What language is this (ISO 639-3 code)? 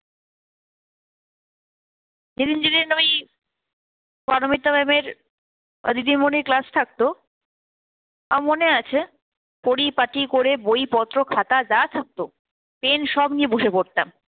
ben